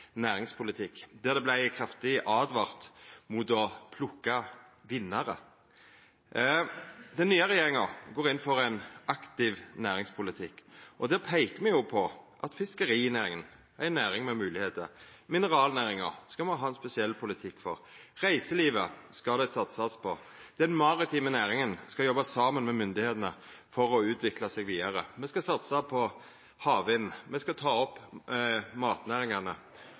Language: Norwegian Nynorsk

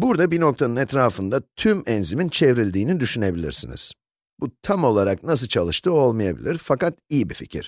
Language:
Turkish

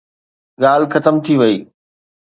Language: Sindhi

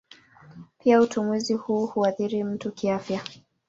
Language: Swahili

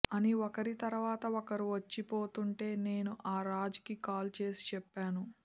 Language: Telugu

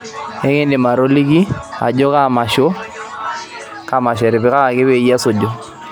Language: Masai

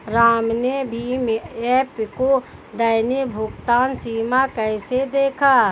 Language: Hindi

